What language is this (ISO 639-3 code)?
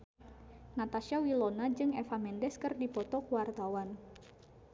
sun